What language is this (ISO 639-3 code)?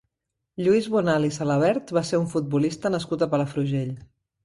cat